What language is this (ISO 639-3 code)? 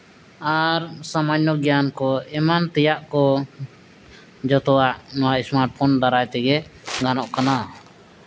sat